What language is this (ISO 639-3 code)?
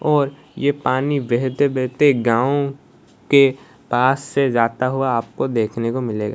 hin